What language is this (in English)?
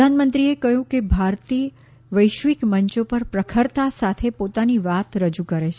Gujarati